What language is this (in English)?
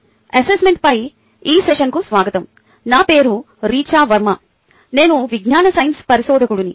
Telugu